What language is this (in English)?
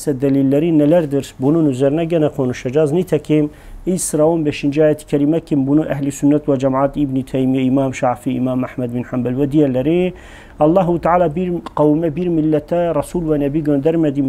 Turkish